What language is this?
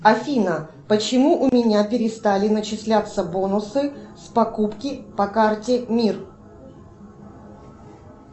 Russian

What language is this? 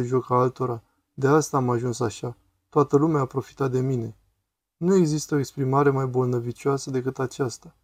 Romanian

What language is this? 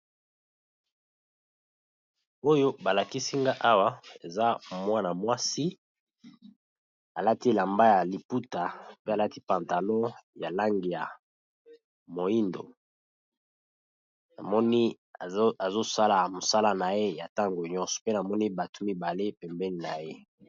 Lingala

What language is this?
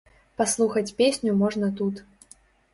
Belarusian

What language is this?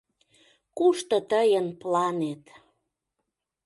Mari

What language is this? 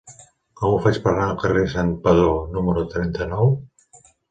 Catalan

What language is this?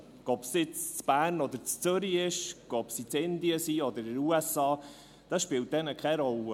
Swiss German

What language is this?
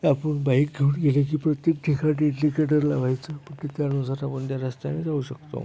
Marathi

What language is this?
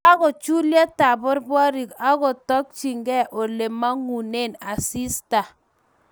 Kalenjin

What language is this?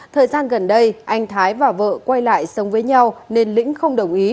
Vietnamese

